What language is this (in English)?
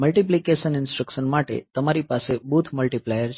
Gujarati